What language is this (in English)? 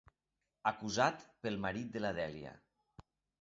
Catalan